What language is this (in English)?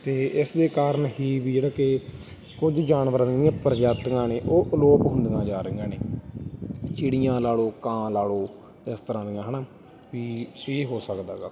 Punjabi